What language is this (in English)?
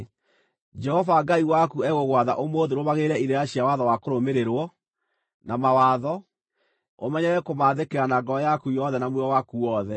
Kikuyu